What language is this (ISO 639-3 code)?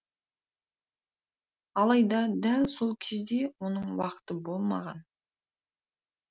kaz